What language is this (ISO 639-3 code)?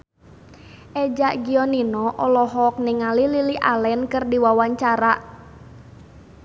sun